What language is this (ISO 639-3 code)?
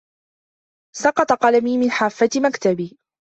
ara